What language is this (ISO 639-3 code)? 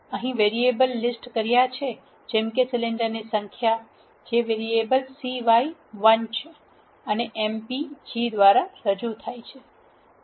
guj